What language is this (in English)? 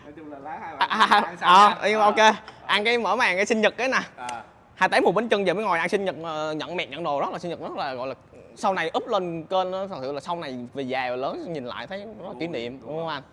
Vietnamese